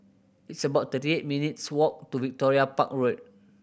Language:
English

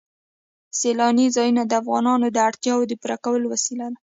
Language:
Pashto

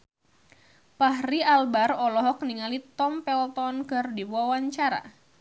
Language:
Sundanese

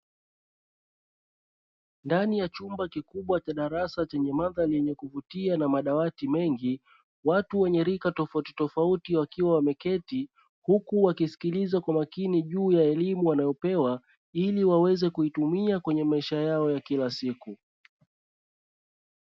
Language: Swahili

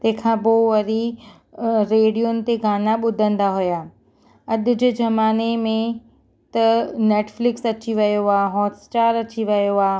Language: Sindhi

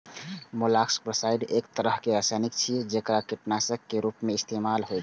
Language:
Maithili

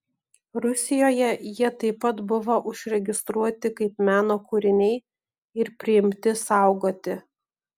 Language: Lithuanian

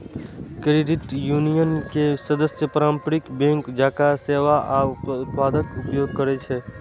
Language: Maithili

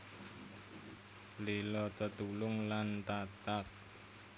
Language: Javanese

